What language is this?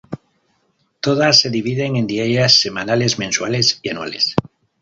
Spanish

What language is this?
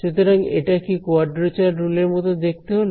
Bangla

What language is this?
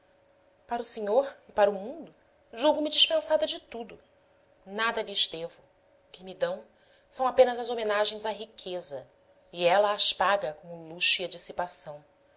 Portuguese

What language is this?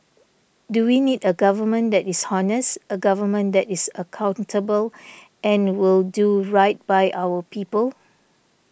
English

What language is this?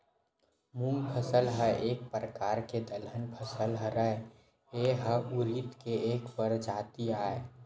Chhattisgarhi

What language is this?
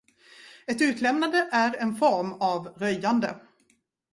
Swedish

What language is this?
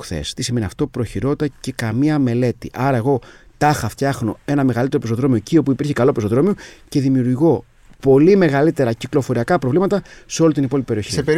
Greek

